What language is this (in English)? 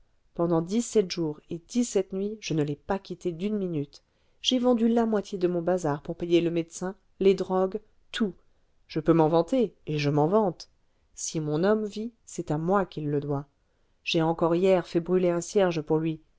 French